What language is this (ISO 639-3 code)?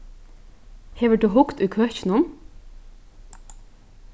fao